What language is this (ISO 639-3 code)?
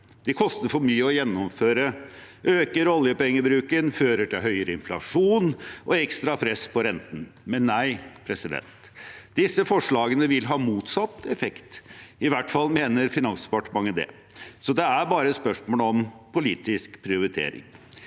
nor